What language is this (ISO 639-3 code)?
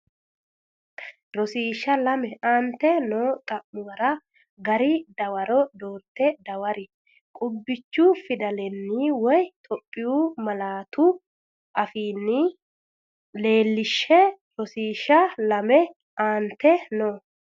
sid